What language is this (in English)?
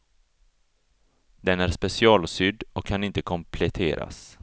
Swedish